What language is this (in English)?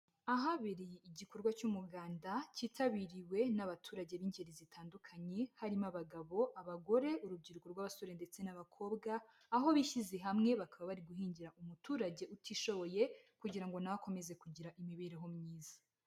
Kinyarwanda